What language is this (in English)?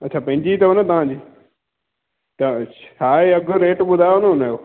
Sindhi